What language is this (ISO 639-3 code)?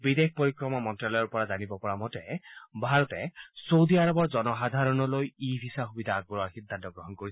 asm